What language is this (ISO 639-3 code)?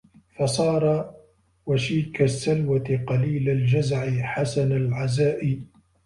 ara